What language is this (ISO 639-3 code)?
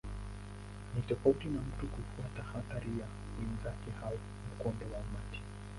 swa